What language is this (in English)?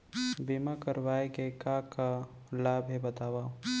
Chhattisgarhi